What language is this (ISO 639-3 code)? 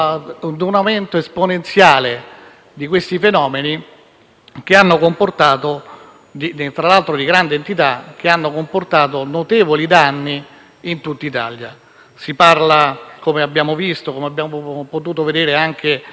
ita